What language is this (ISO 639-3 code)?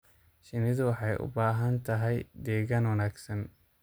som